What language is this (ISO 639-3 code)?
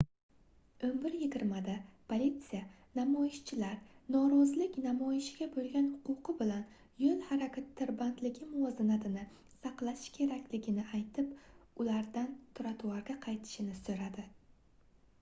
uzb